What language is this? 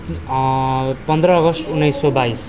Nepali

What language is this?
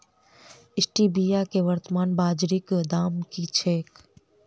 Maithili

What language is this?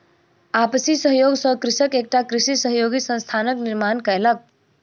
Maithili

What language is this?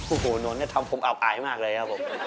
Thai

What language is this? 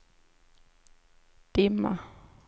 Swedish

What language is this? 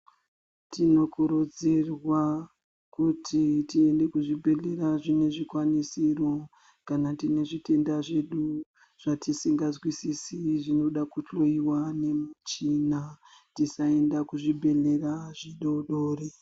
Ndau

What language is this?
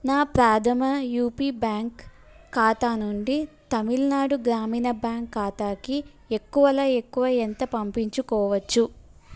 Telugu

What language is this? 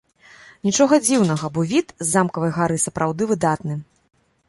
Belarusian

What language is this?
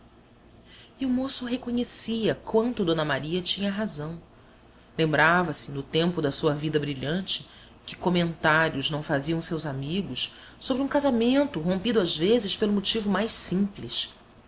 Portuguese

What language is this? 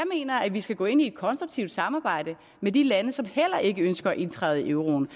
Danish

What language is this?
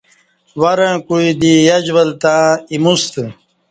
Kati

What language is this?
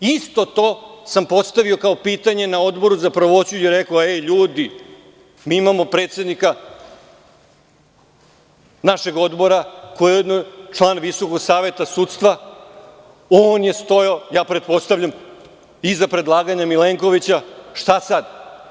Serbian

